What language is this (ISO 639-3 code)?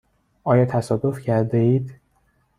fas